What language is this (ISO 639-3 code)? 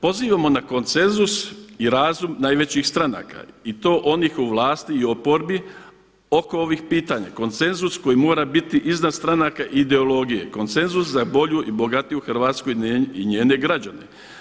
hrv